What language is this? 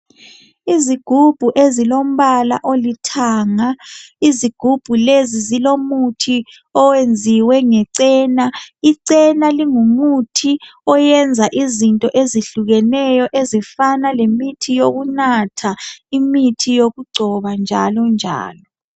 North Ndebele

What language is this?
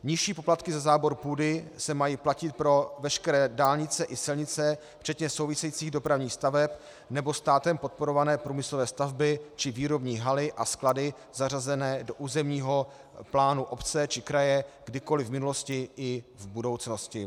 Czech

